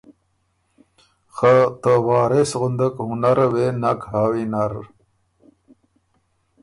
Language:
Ormuri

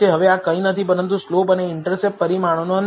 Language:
Gujarati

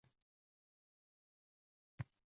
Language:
Uzbek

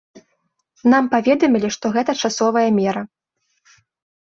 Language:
Belarusian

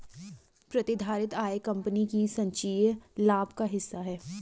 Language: Hindi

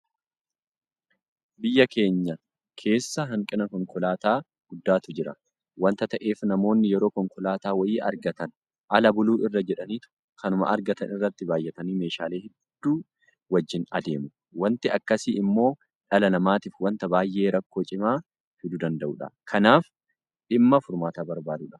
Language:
Oromo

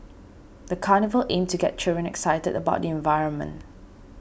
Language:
English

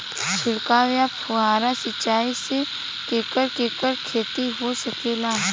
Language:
Bhojpuri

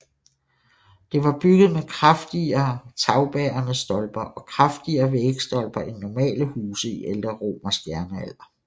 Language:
Danish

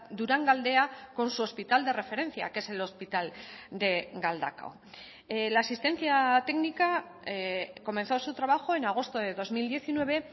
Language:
Spanish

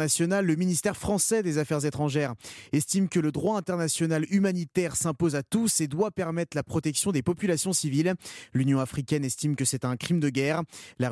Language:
French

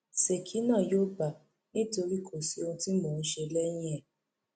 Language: Yoruba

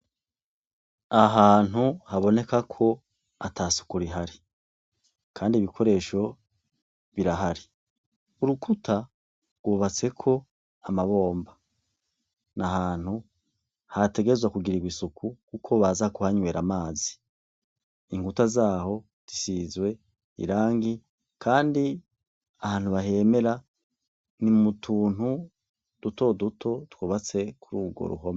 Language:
Rundi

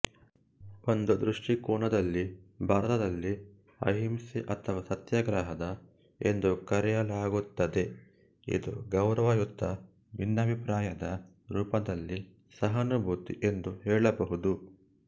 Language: Kannada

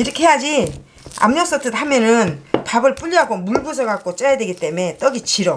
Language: Korean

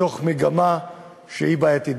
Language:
Hebrew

